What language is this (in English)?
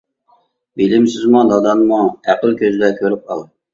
Uyghur